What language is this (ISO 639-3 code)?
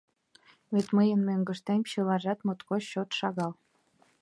chm